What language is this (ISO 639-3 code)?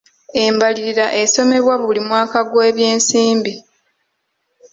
lug